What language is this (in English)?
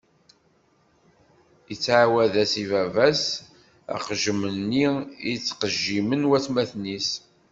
Kabyle